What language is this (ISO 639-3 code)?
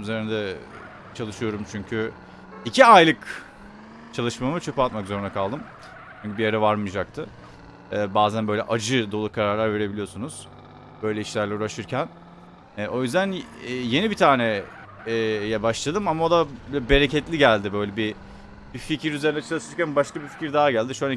tur